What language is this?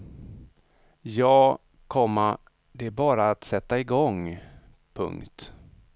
Swedish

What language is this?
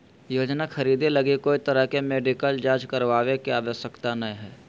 Magahi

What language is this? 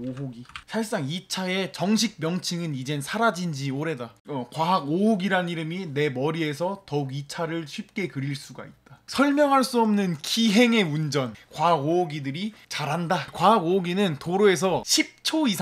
Korean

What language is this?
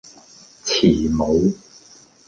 Cantonese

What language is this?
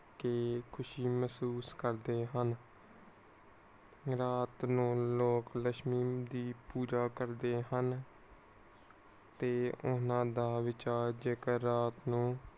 Punjabi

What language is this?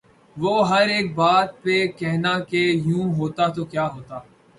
Urdu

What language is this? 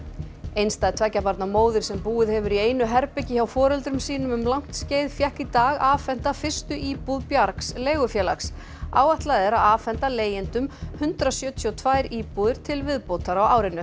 Icelandic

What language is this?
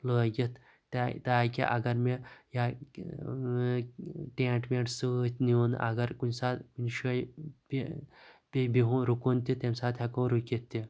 Kashmiri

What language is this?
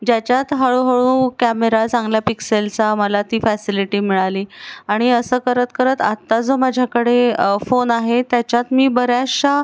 Marathi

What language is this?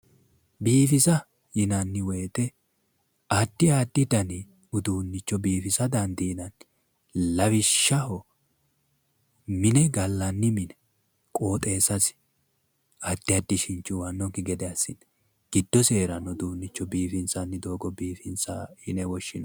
Sidamo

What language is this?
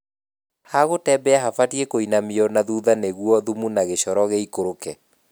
Kikuyu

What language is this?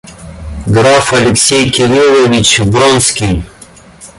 Russian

